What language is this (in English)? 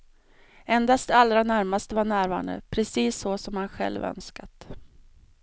Swedish